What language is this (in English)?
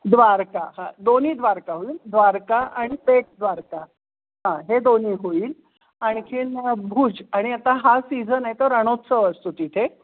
Marathi